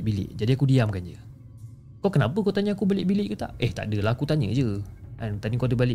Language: Malay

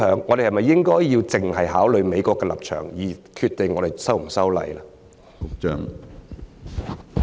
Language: Cantonese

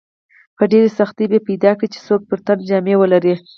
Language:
Pashto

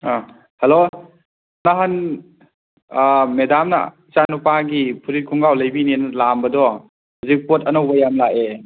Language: Manipuri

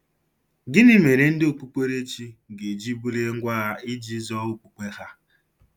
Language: Igbo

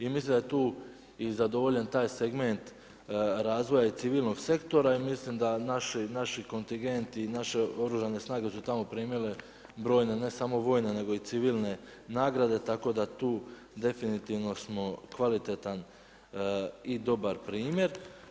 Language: Croatian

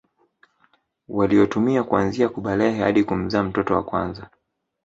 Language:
Swahili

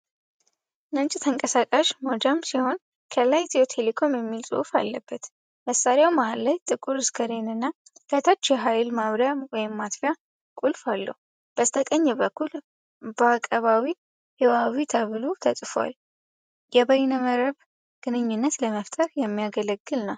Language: Amharic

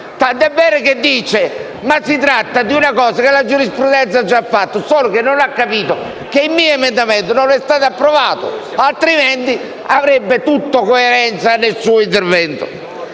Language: Italian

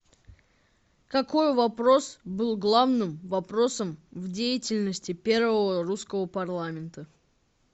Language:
Russian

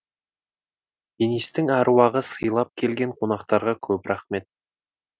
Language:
Kazakh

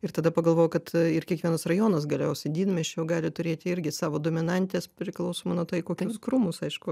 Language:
Lithuanian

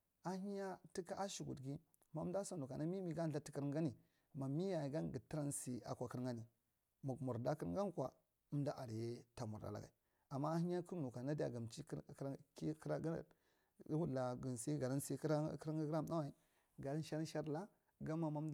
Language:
Marghi Central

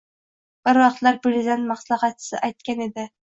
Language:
Uzbek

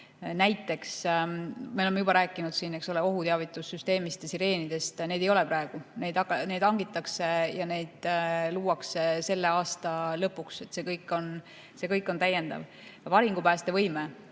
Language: Estonian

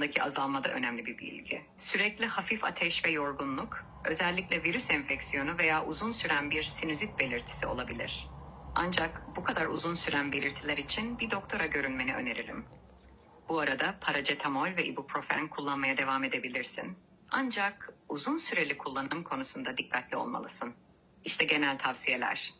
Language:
Turkish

